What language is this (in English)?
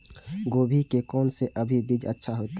Maithili